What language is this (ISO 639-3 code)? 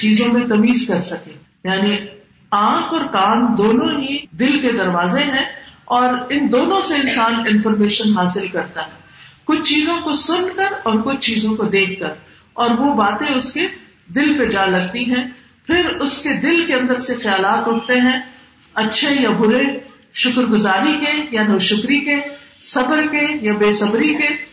urd